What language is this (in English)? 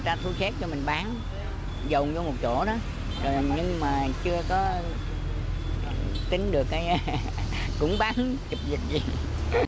Vietnamese